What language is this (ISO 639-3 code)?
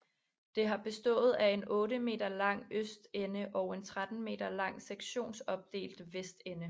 dan